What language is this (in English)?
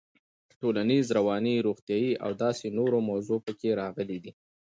Pashto